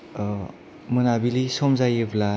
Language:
Bodo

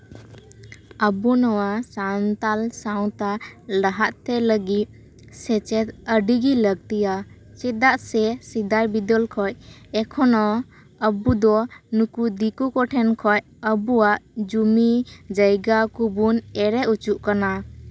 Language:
Santali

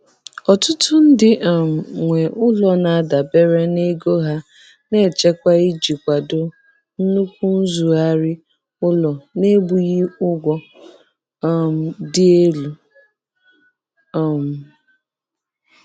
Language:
Igbo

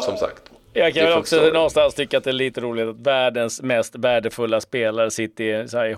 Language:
Swedish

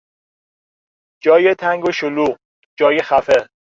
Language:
Persian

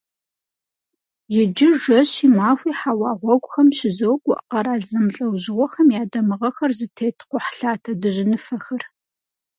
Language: Kabardian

